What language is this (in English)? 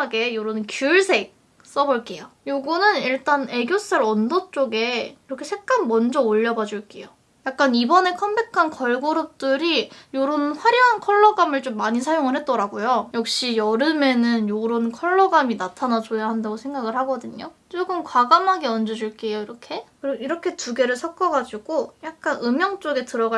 Korean